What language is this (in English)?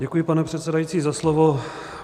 Czech